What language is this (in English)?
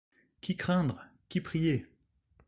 French